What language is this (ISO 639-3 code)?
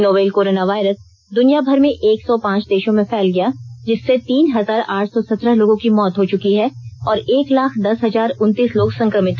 hin